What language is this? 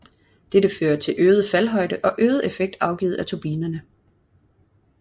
Danish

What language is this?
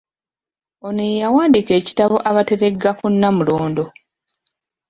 Ganda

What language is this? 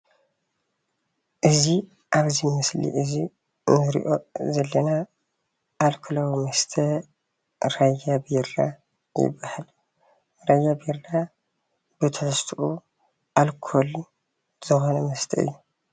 Tigrinya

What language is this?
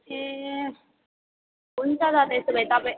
Nepali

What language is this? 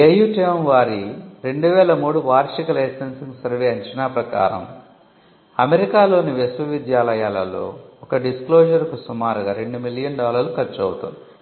Telugu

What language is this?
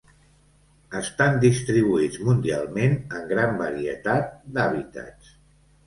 Catalan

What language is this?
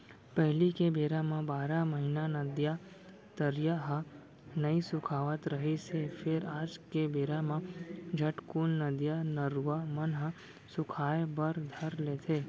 Chhattisgarhi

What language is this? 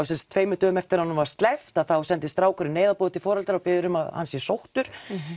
Icelandic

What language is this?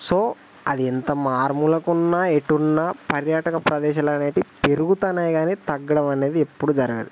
Telugu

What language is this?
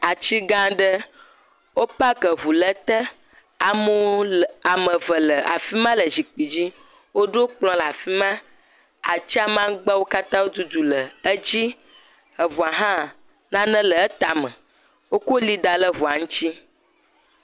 Ewe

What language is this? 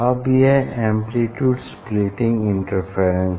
Hindi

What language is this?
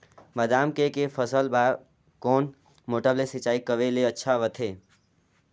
Chhattisgarhi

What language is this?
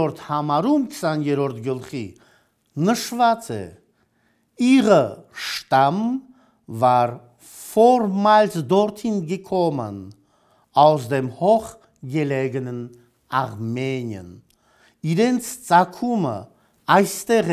Turkish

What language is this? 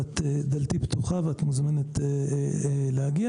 Hebrew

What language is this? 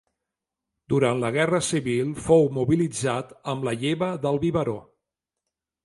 Catalan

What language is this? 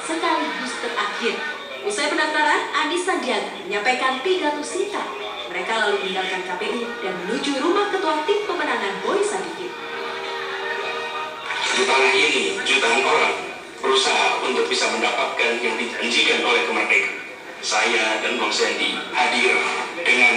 Indonesian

